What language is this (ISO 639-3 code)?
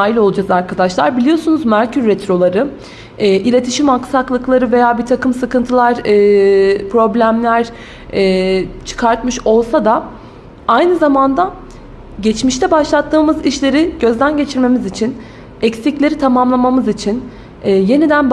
tur